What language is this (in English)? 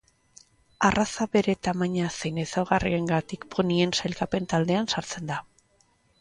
Basque